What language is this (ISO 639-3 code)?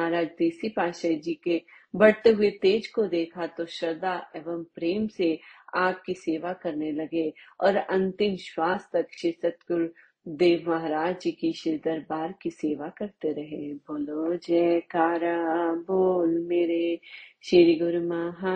hin